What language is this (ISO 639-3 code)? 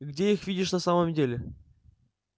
rus